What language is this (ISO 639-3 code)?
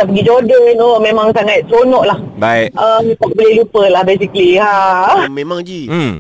msa